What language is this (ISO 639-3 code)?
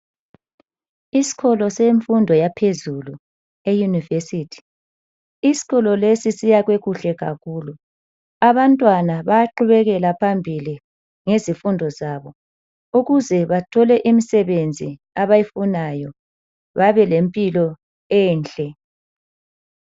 nde